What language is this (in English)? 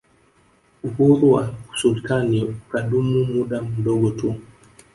Swahili